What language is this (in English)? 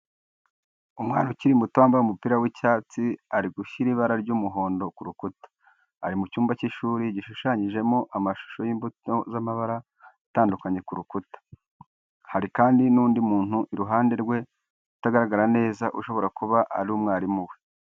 Kinyarwanda